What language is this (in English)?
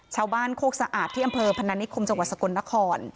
Thai